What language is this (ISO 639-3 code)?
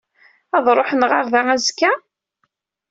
kab